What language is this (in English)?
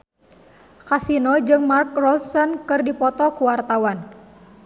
Sundanese